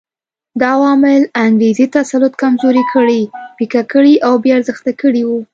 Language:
Pashto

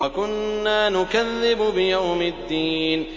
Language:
Arabic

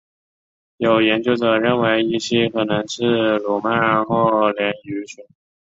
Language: Chinese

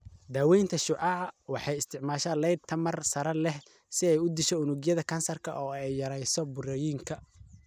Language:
Somali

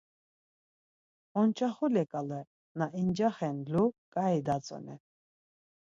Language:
Laz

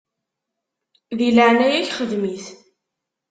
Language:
Kabyle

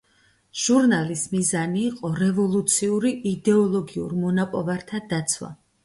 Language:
Georgian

